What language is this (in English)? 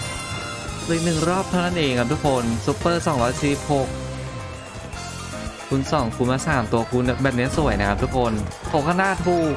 Thai